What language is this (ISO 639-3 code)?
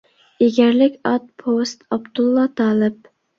uig